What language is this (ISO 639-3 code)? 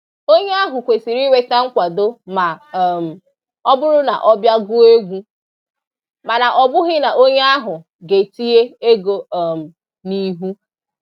ibo